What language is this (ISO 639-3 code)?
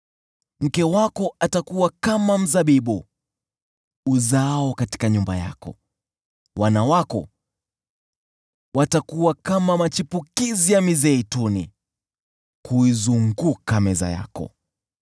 swa